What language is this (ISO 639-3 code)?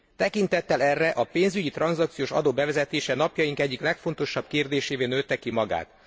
hun